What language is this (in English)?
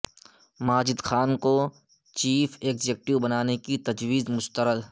Urdu